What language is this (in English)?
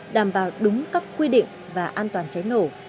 Vietnamese